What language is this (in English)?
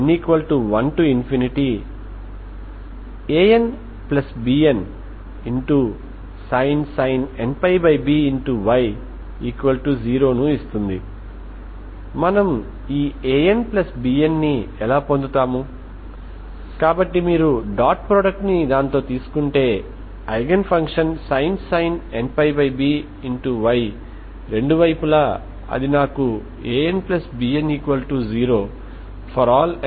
Telugu